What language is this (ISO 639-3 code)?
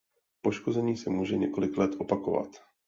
ces